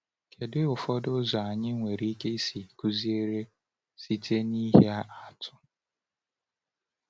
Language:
Igbo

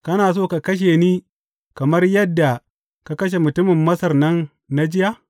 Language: Hausa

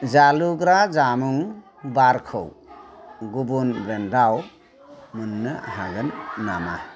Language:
Bodo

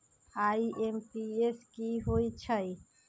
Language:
Magahi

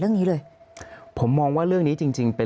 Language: Thai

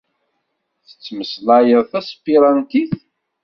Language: Kabyle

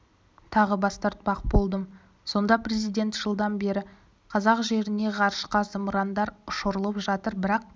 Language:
Kazakh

